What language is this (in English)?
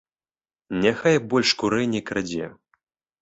Belarusian